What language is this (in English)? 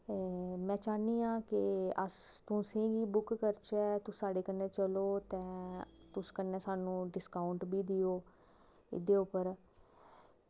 Dogri